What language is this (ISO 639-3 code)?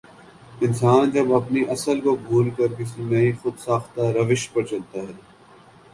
urd